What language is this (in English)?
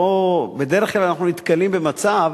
Hebrew